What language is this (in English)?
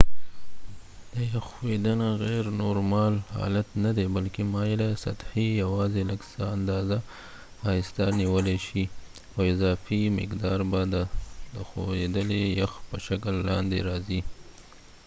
Pashto